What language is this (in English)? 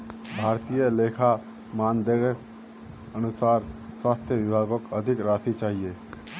Magahi